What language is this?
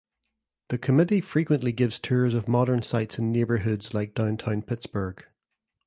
English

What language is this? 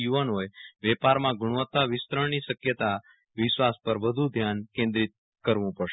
Gujarati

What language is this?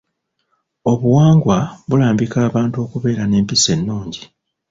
Ganda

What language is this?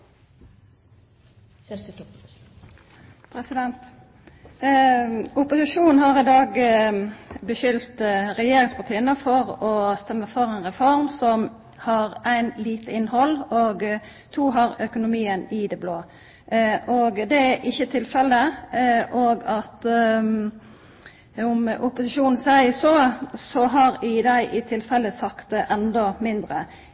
Norwegian Nynorsk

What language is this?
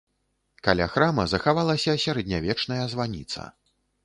Belarusian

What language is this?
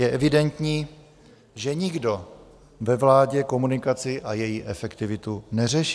Czech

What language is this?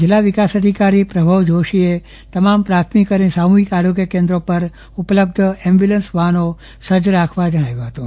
Gujarati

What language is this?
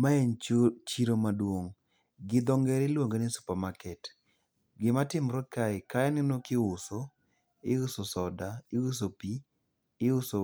Luo (Kenya and Tanzania)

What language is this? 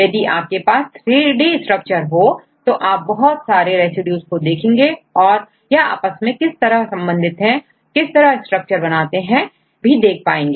Hindi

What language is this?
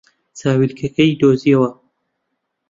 Central Kurdish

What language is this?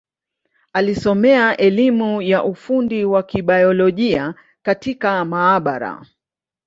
Swahili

